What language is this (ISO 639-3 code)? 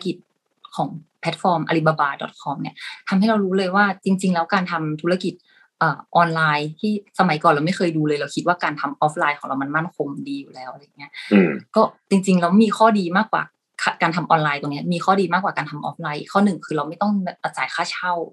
tha